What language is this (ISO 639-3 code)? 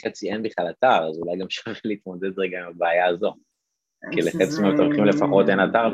heb